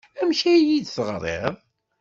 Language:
Kabyle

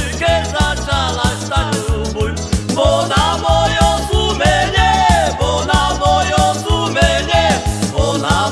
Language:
Slovak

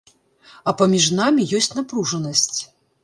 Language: Belarusian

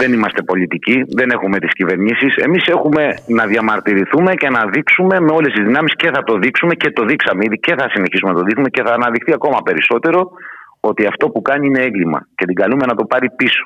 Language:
Greek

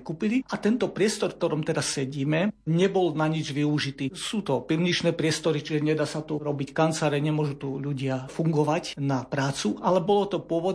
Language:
Slovak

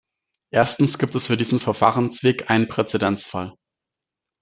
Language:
German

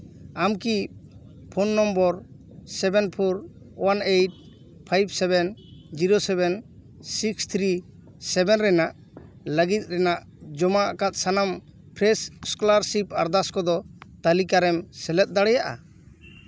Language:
Santali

